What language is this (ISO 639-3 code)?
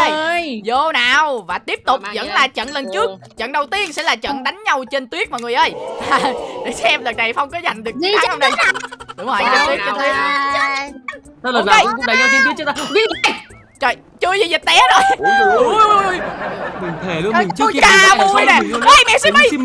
vie